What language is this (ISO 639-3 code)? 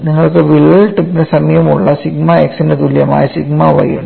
mal